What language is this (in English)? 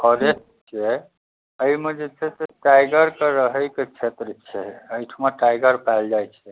Maithili